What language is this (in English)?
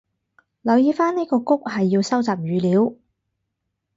Cantonese